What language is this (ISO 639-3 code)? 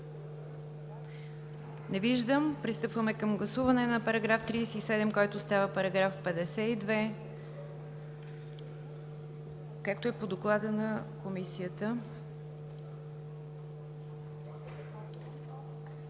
bul